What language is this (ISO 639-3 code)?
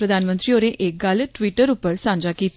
doi